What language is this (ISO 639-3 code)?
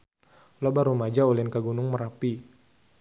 sun